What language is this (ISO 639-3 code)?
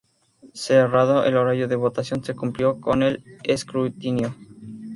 spa